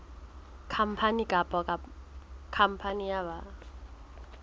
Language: Southern Sotho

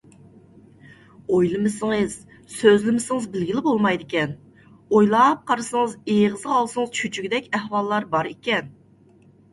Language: Uyghur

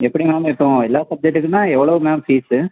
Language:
Tamil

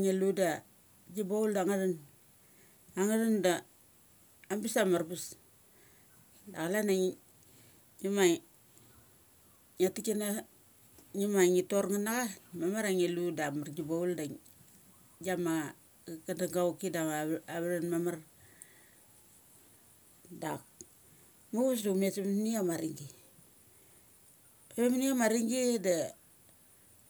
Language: Mali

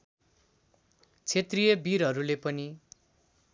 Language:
Nepali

